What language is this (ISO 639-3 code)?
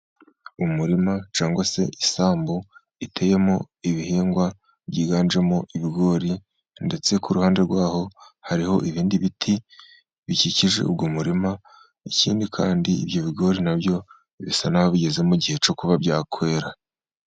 kin